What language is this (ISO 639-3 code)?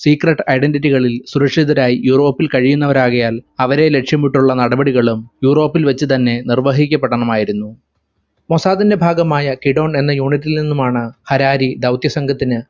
mal